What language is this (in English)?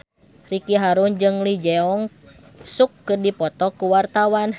Sundanese